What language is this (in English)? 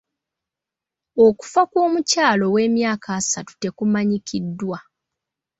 Ganda